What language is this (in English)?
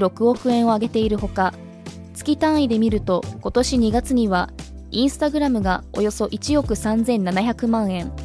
Japanese